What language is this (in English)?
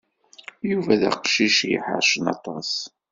Kabyle